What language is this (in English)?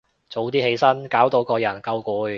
Cantonese